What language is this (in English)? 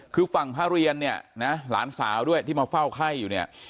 Thai